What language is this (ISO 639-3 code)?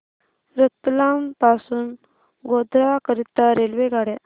mar